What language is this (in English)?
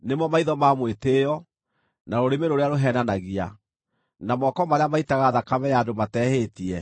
Kikuyu